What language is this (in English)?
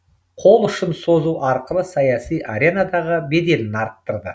Kazakh